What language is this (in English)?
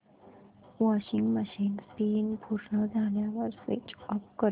Marathi